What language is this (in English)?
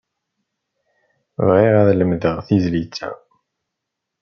Kabyle